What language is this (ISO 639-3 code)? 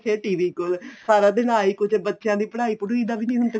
pan